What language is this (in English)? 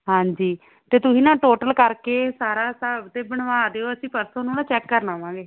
Punjabi